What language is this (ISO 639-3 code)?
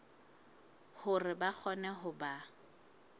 sot